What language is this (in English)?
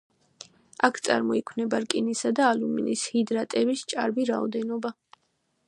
Georgian